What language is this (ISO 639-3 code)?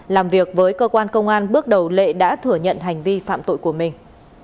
vie